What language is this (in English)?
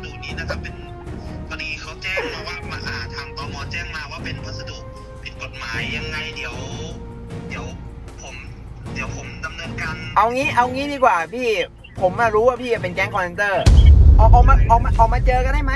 Thai